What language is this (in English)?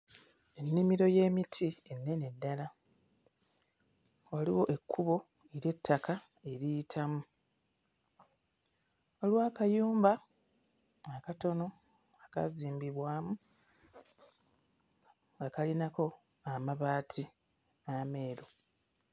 Ganda